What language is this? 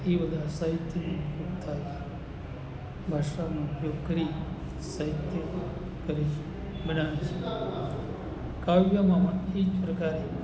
Gujarati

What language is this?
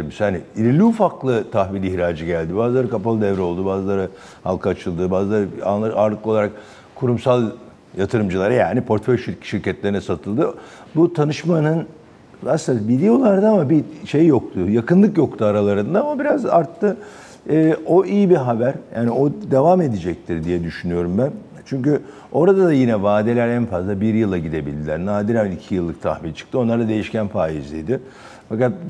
Turkish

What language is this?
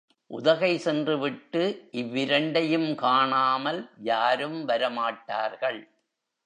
Tamil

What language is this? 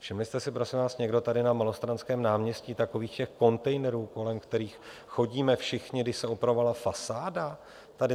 Czech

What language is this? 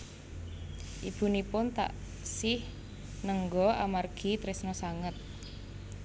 Javanese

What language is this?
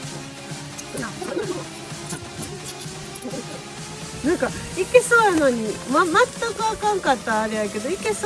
Japanese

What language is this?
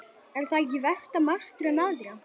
Icelandic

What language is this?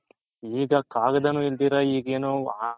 Kannada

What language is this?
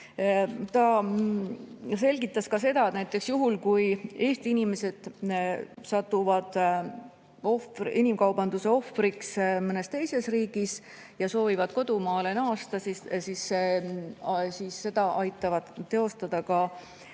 Estonian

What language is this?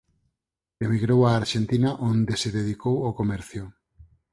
Galician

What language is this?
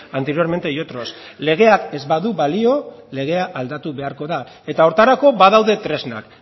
Basque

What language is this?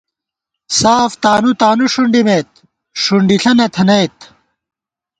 Gawar-Bati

